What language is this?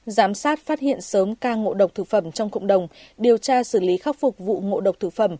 Vietnamese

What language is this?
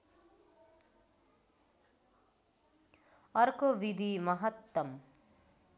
Nepali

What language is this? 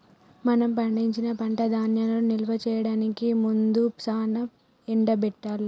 Telugu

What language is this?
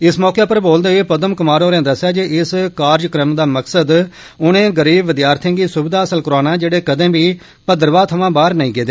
Dogri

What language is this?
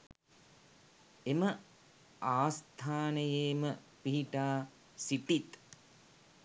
Sinhala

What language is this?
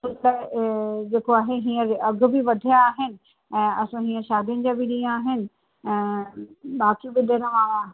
Sindhi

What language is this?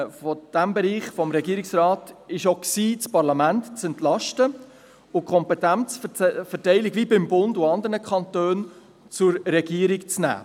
Swiss German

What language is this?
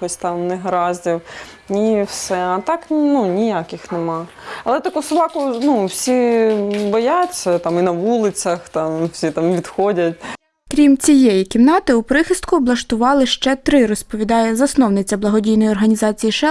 Ukrainian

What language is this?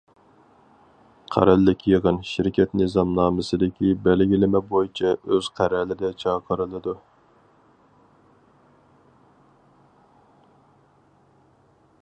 Uyghur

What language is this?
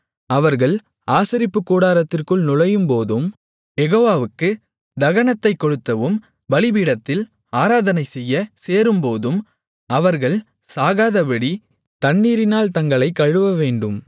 Tamil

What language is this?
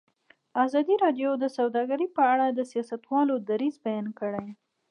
Pashto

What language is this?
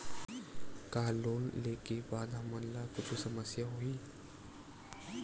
Chhattisgarhi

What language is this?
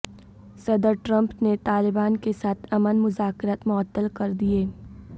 Urdu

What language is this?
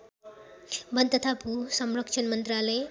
Nepali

